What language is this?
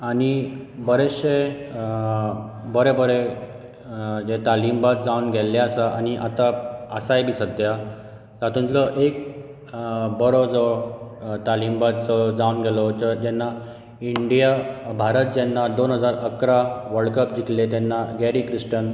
Konkani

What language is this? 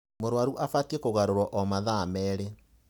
Kikuyu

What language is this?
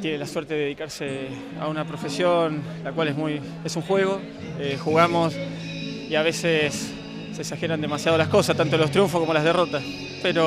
Spanish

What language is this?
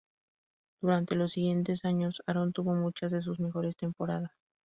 Spanish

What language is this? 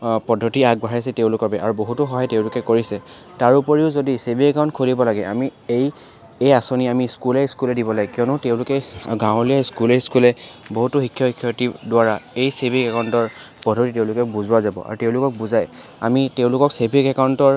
Assamese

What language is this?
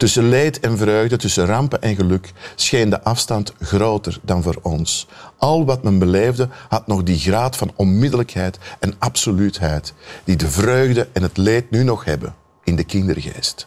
Dutch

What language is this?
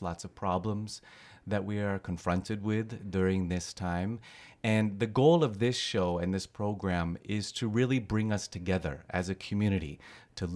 Filipino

